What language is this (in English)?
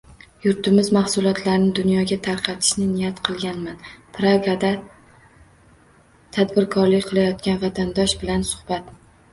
Uzbek